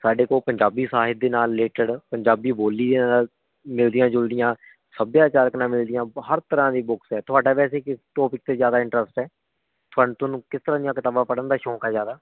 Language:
Punjabi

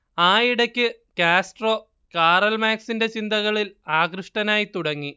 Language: Malayalam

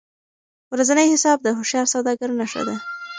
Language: Pashto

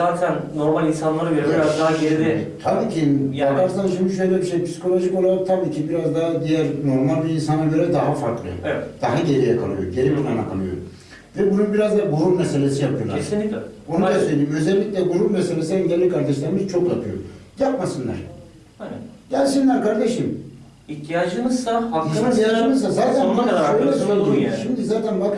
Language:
Turkish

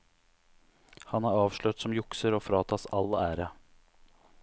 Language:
Norwegian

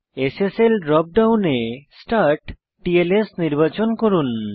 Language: Bangla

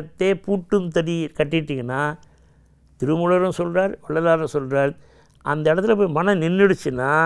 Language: Tamil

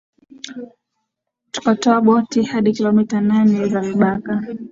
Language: Swahili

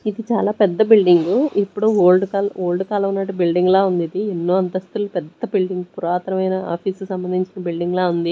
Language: Telugu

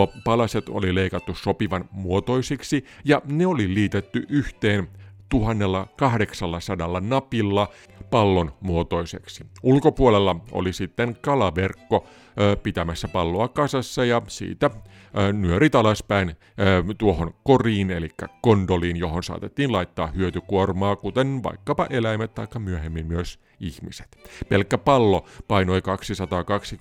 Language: Finnish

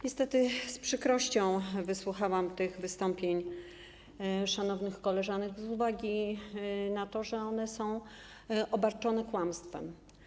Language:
Polish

